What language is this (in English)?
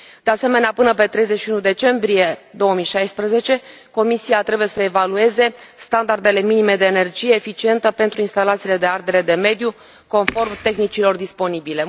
Romanian